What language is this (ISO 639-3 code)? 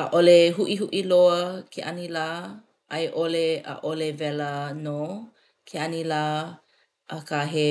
haw